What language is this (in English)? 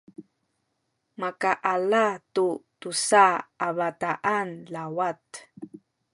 Sakizaya